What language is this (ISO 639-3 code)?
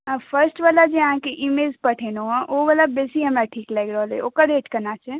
mai